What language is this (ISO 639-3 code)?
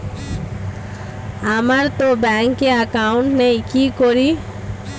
ben